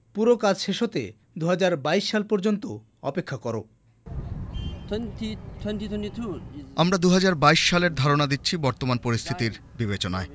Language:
Bangla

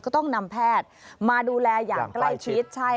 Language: Thai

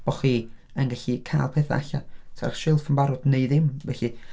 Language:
Welsh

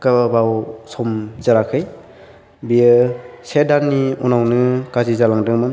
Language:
Bodo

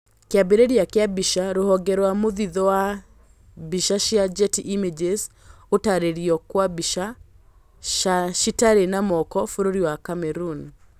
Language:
Kikuyu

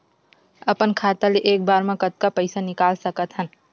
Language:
Chhattisgarhi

